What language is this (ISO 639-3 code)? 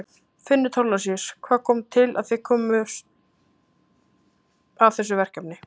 isl